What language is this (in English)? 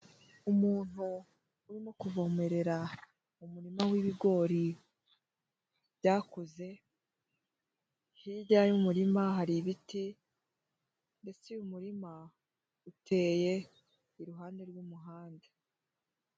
Kinyarwanda